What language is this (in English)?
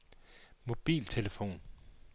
Danish